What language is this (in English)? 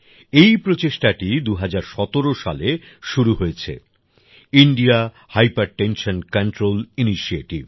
Bangla